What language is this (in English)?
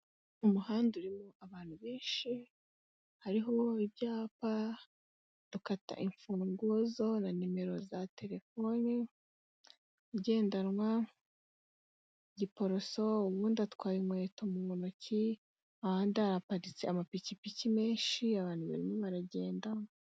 Kinyarwanda